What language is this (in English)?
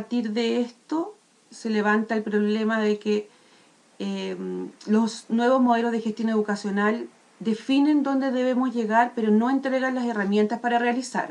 Spanish